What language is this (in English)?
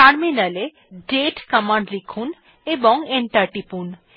Bangla